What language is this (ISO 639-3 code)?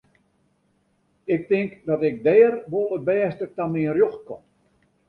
fry